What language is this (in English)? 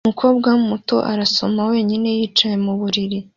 Kinyarwanda